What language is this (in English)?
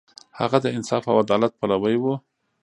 Pashto